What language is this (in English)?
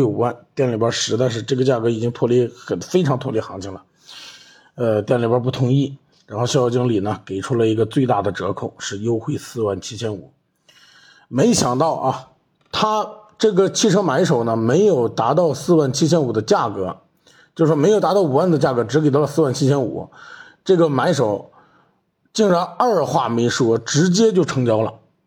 Chinese